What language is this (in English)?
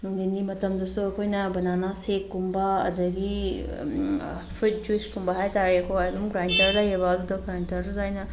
Manipuri